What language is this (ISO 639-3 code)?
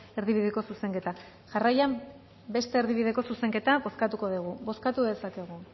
eus